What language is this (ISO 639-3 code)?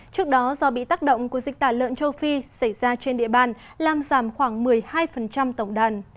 vie